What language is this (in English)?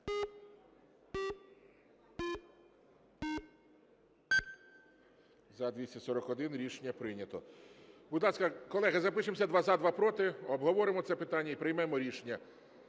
Ukrainian